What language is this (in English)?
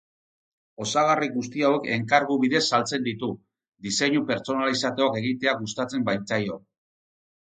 Basque